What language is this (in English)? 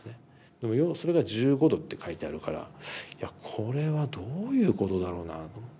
Japanese